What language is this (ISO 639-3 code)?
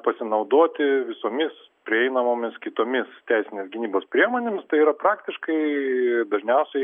lit